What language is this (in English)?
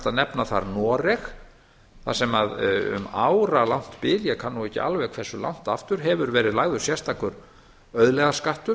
Icelandic